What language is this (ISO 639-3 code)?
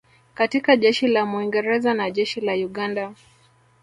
swa